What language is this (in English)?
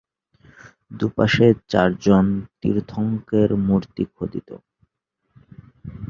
Bangla